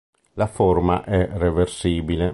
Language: Italian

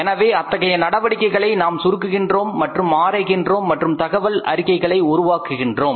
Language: Tamil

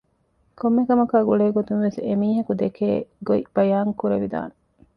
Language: Divehi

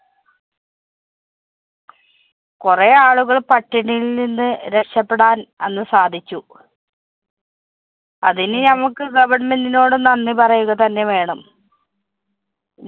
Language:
Malayalam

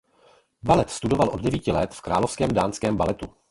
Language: Czech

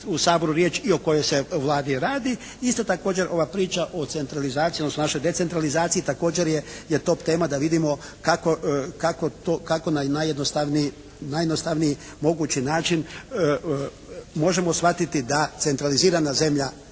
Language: Croatian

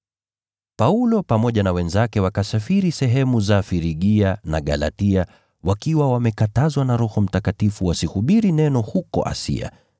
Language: Swahili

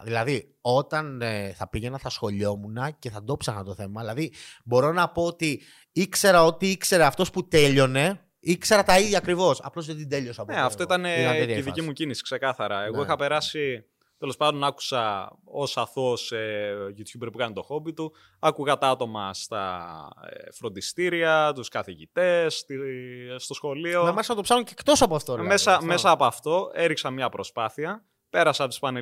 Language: Greek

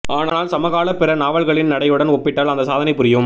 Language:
Tamil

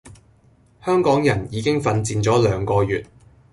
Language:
Cantonese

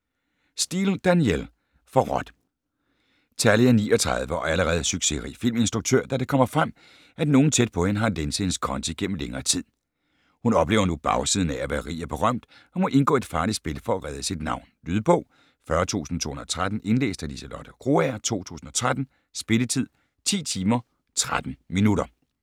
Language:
Danish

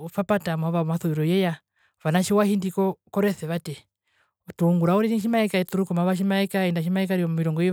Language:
Herero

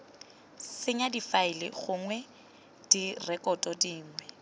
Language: Tswana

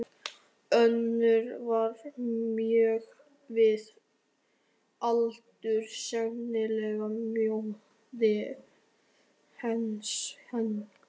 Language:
Icelandic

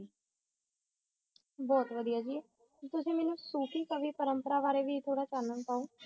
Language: Punjabi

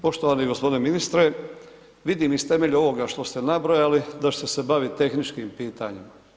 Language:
Croatian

